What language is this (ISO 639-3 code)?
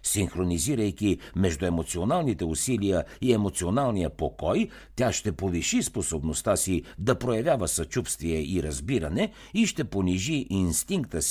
bul